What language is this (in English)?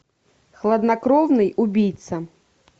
Russian